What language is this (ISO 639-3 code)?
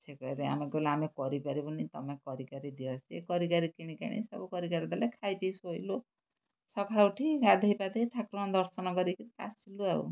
ori